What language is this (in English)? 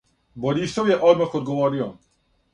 Serbian